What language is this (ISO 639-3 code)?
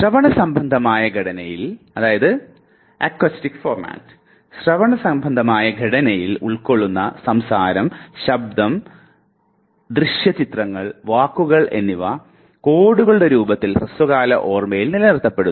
mal